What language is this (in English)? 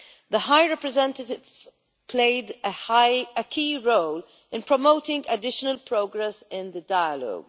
English